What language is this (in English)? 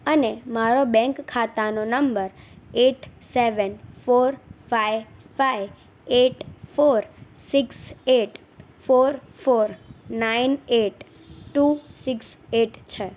Gujarati